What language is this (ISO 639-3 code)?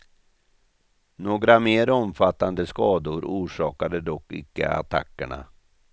swe